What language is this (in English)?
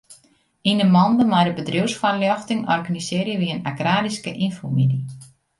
Western Frisian